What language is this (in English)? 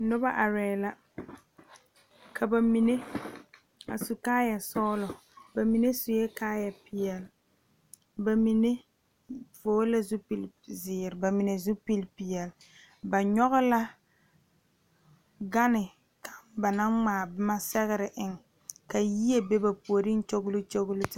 Southern Dagaare